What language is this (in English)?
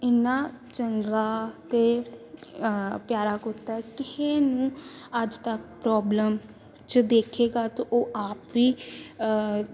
Punjabi